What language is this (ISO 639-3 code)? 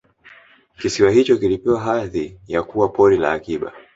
swa